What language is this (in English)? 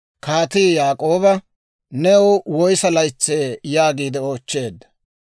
Dawro